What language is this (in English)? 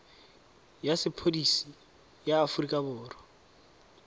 Tswana